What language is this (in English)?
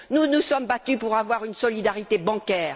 French